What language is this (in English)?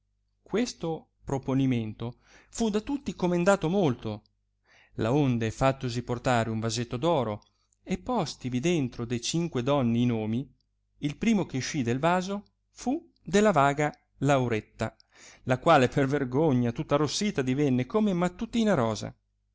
Italian